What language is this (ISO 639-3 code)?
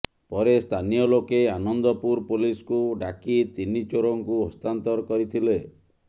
ori